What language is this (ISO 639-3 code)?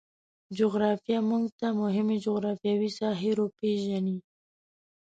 pus